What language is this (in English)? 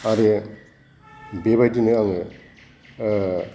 Bodo